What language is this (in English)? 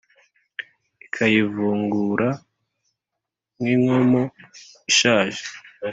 Kinyarwanda